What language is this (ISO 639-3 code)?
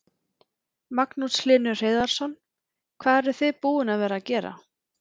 isl